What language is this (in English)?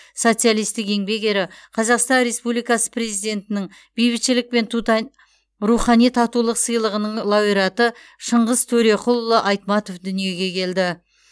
Kazakh